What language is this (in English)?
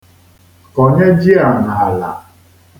Igbo